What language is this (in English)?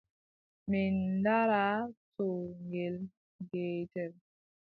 Adamawa Fulfulde